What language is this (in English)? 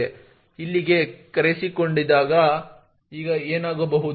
Kannada